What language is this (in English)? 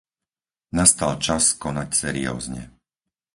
Slovak